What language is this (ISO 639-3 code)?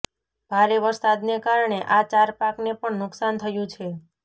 guj